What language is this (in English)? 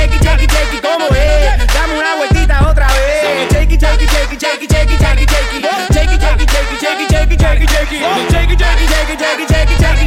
Polish